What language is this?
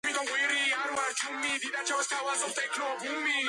Georgian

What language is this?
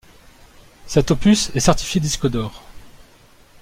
French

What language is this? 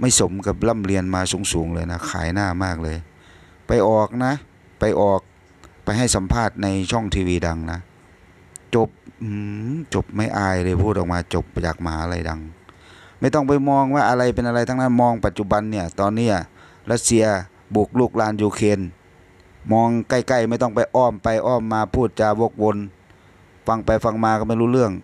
Thai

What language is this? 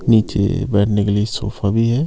Hindi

